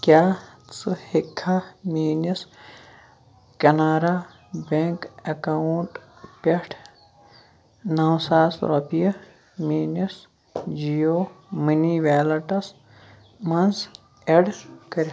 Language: Kashmiri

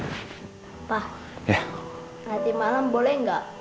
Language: Indonesian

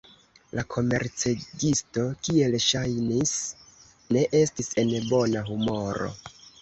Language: Esperanto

